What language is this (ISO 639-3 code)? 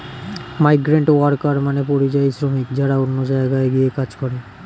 ben